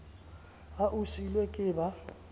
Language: Southern Sotho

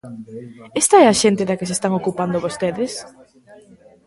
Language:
Galician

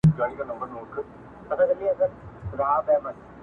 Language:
Pashto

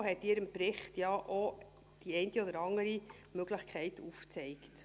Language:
Swiss German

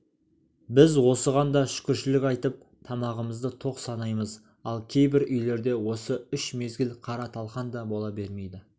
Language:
Kazakh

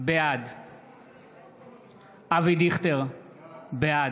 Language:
Hebrew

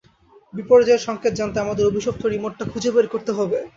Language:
Bangla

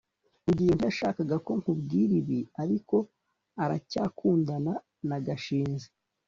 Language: Kinyarwanda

